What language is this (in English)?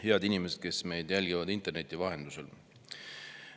Estonian